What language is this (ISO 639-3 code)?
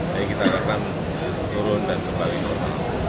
ind